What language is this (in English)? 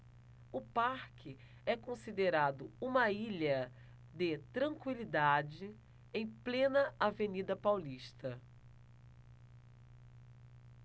Portuguese